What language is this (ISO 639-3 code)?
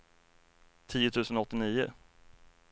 swe